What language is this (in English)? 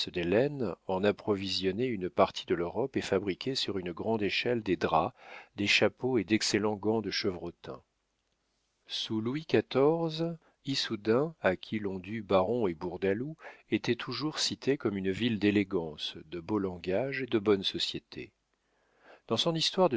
French